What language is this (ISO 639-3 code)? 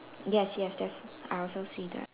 eng